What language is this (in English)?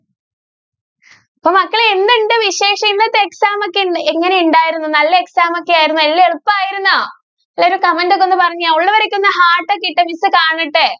Malayalam